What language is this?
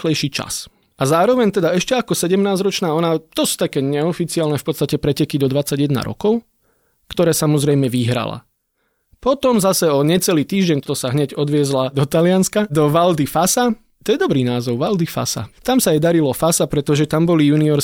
Slovak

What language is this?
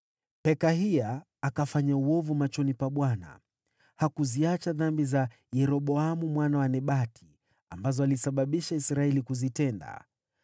Swahili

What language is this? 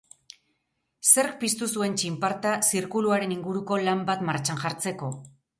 Basque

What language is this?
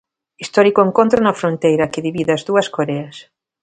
Galician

